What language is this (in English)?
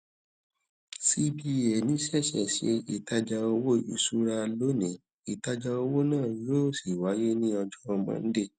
Yoruba